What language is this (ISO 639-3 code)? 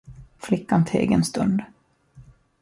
swe